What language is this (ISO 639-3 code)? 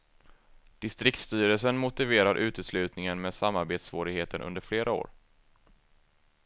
swe